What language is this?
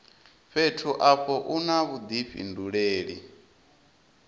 Venda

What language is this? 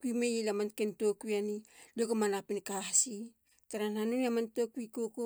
Halia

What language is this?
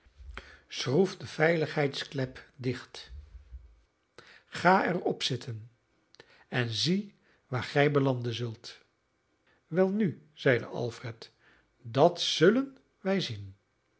Dutch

